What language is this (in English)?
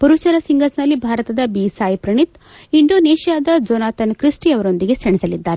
Kannada